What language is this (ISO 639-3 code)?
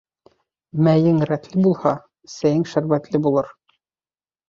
bak